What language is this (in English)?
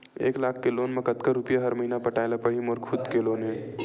Chhattisgarhi